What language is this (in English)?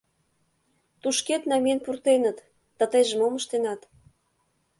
Mari